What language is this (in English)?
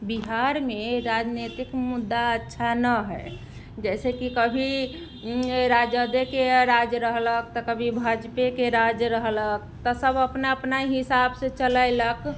Maithili